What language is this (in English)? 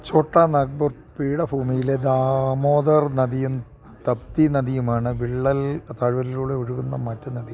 Malayalam